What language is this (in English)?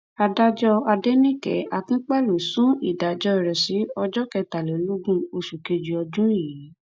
Yoruba